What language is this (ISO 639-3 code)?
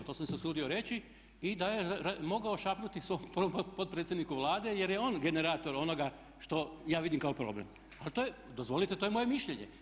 hrv